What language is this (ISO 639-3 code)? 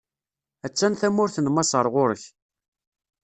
kab